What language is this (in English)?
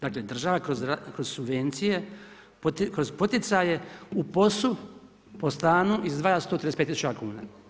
Croatian